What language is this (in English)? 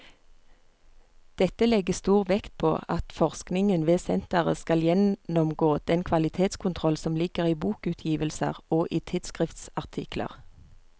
Norwegian